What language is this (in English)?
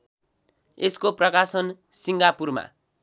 Nepali